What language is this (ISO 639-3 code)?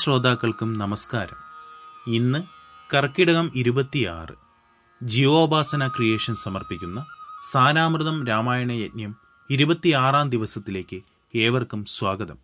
mal